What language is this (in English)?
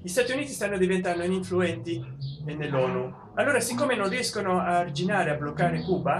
Italian